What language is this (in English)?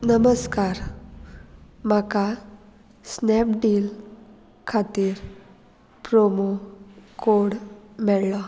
Konkani